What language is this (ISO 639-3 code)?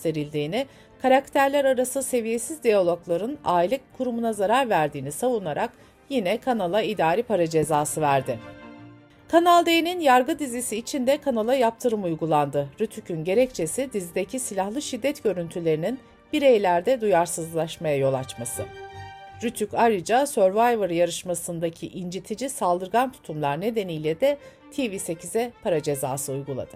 tur